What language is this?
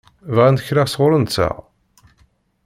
Kabyle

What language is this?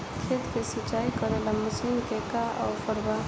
Bhojpuri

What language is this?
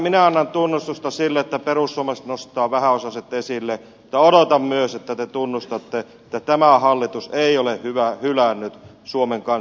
Finnish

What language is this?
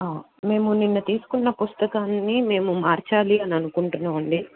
Telugu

